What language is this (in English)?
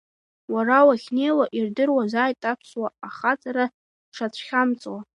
Abkhazian